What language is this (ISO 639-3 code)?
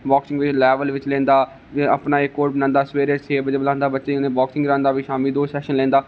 doi